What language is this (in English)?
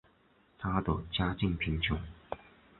Chinese